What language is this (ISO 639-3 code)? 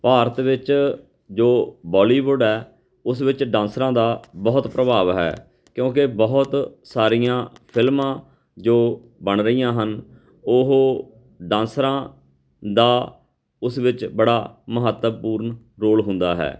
pan